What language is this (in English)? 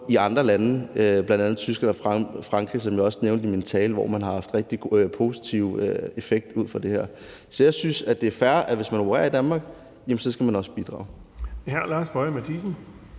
Danish